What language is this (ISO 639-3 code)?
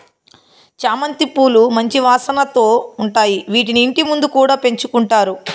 tel